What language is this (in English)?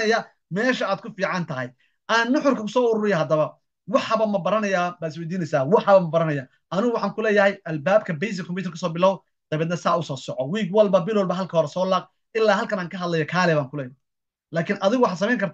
Arabic